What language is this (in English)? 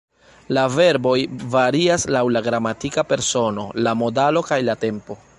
Esperanto